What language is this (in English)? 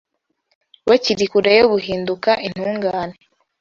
Kinyarwanda